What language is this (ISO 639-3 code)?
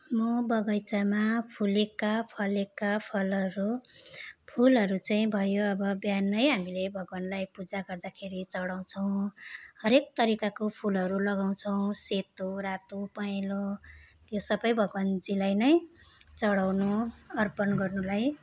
nep